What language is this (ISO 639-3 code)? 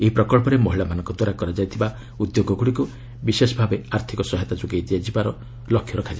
ori